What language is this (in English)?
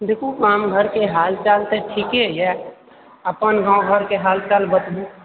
Maithili